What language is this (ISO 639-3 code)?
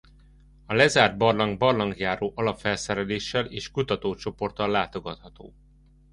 hun